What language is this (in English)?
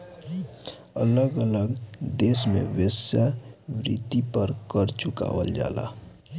Bhojpuri